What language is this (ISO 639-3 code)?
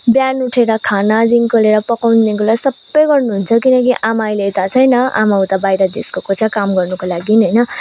nep